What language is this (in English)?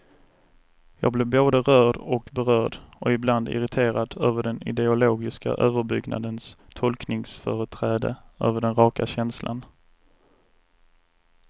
Swedish